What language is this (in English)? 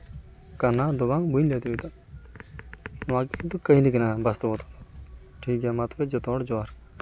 Santali